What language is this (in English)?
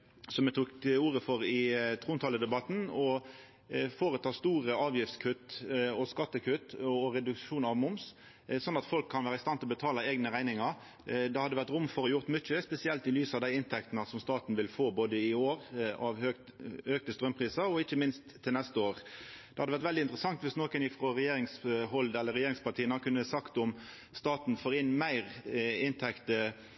Norwegian Nynorsk